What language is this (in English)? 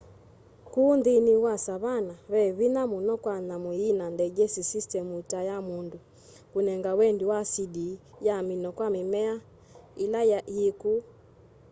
Kamba